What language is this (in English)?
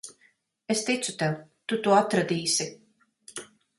Latvian